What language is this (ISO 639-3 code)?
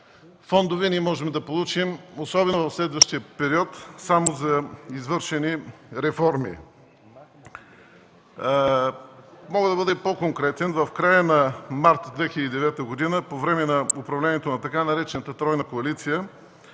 bul